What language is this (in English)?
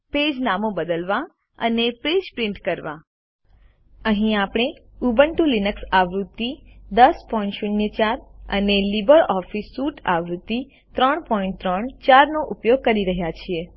Gujarati